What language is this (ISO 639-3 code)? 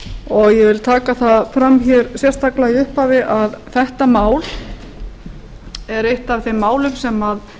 isl